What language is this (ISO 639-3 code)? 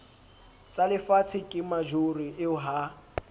sot